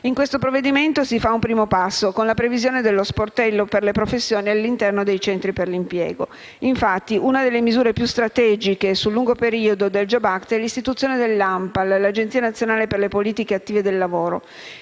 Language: Italian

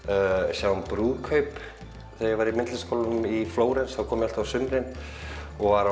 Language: Icelandic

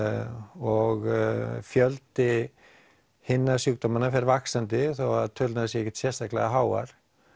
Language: Icelandic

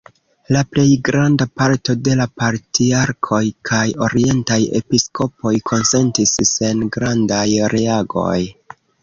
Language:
Esperanto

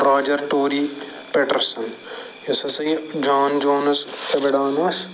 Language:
Kashmiri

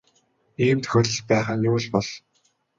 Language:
Mongolian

